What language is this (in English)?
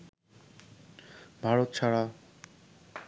Bangla